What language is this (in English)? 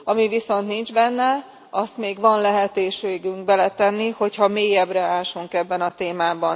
Hungarian